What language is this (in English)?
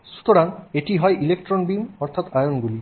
Bangla